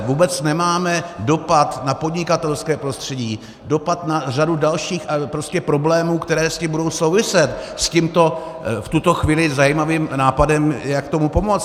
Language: Czech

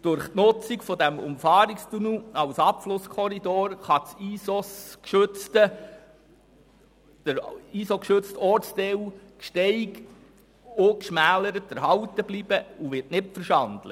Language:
Swiss German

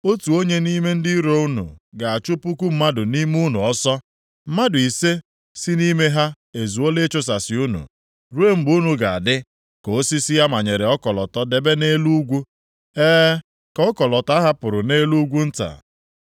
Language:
Igbo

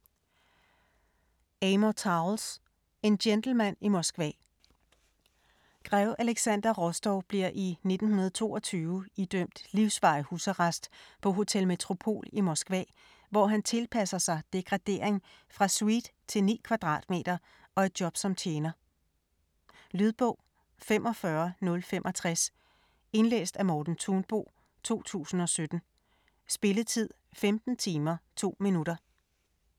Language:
Danish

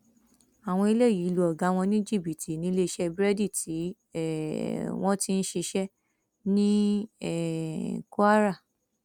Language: Yoruba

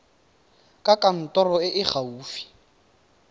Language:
Tswana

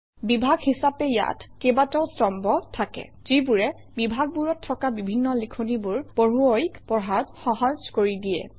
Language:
Assamese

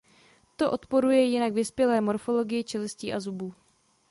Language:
Czech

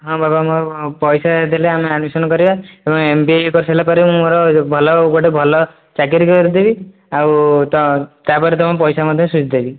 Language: Odia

